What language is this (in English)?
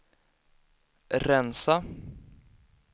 Swedish